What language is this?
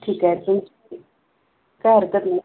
Marathi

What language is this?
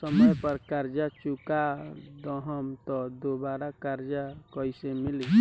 Bhojpuri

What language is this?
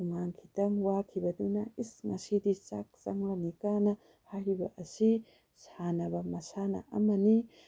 Manipuri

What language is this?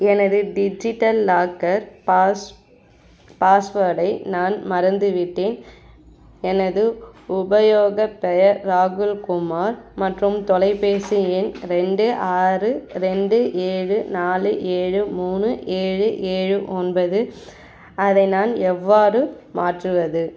Tamil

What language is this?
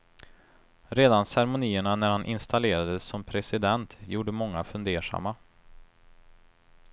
Swedish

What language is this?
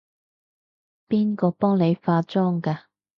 Cantonese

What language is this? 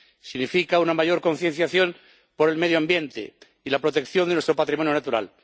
Spanish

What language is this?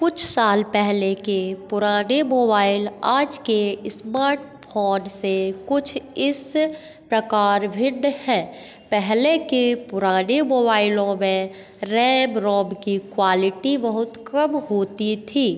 Hindi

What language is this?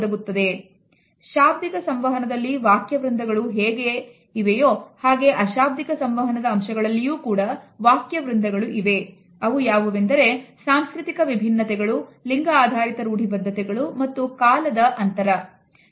Kannada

